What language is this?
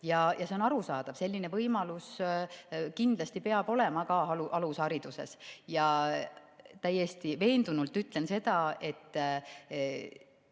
Estonian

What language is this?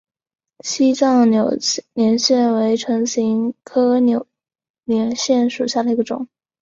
Chinese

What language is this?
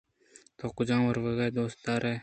Eastern Balochi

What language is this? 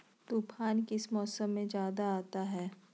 Magahi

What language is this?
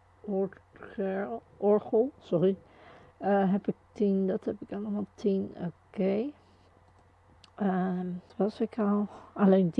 Dutch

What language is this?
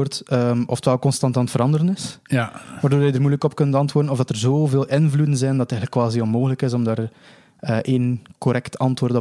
Dutch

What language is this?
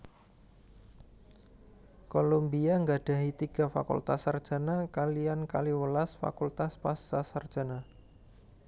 Javanese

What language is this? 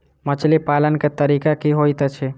Maithili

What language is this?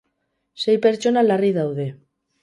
Basque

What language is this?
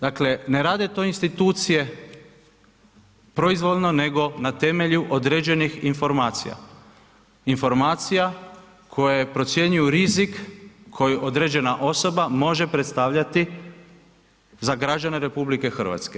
Croatian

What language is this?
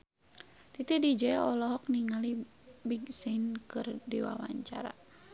Sundanese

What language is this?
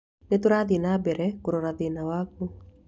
Kikuyu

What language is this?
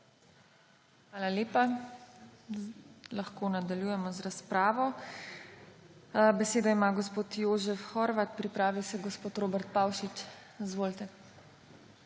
Slovenian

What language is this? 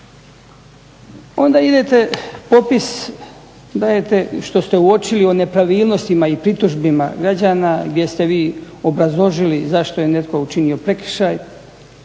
Croatian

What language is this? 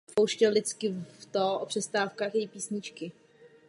Czech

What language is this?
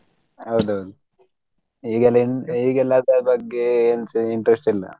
Kannada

